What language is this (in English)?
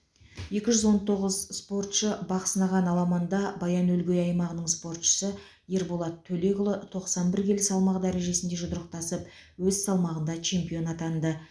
Kazakh